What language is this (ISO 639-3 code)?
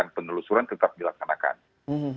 ind